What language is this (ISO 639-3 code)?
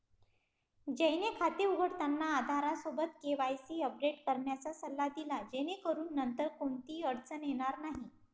mar